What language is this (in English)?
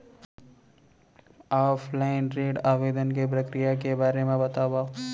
Chhattisgarhi